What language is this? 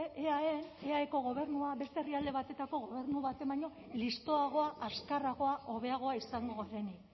Basque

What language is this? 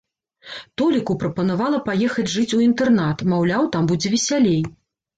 Belarusian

